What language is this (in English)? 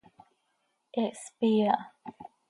Seri